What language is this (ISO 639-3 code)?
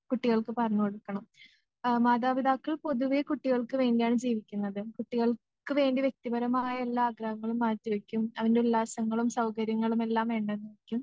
mal